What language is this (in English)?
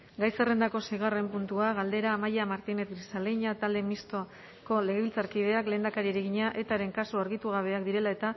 Basque